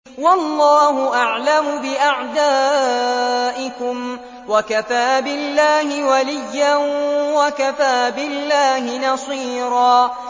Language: Arabic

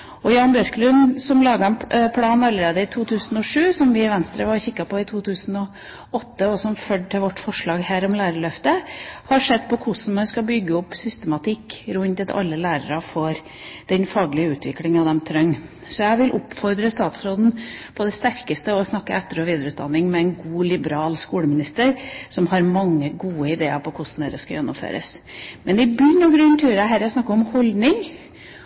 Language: Norwegian Bokmål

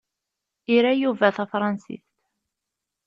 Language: Kabyle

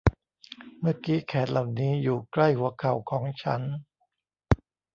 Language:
Thai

